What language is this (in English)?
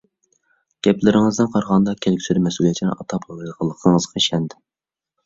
Uyghur